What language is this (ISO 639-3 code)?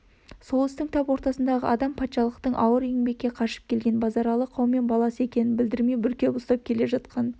kaz